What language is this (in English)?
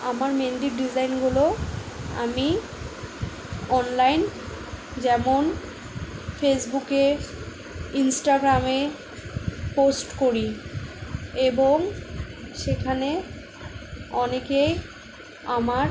Bangla